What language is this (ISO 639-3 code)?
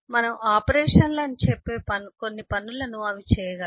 tel